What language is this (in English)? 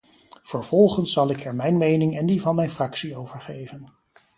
Dutch